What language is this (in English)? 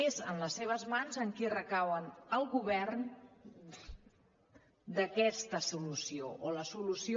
Catalan